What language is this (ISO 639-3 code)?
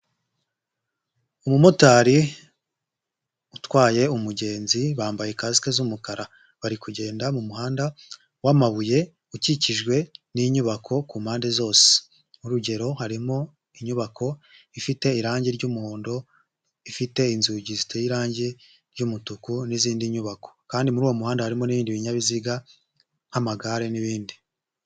kin